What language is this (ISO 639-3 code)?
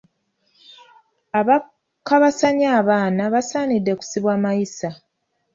lug